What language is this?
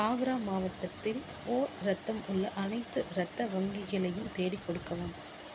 Tamil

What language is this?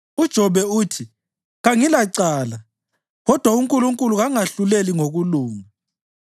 North Ndebele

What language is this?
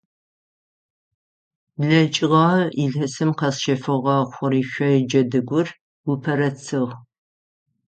Adyghe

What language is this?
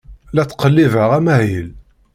Kabyle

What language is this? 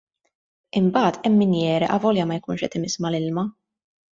Maltese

